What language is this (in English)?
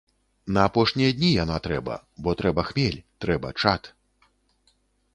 Belarusian